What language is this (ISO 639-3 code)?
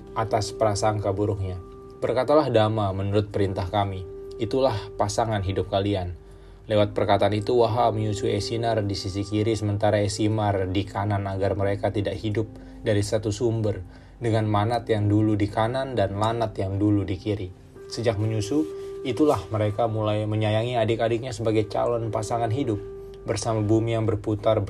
ind